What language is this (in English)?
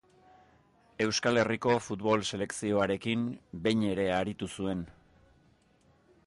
Basque